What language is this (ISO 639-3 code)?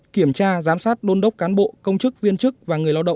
vie